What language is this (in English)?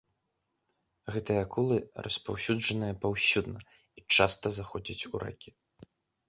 Belarusian